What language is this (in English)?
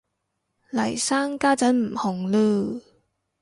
Cantonese